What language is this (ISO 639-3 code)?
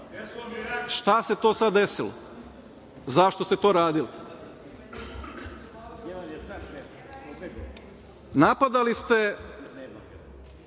srp